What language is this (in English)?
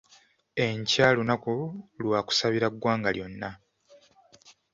Ganda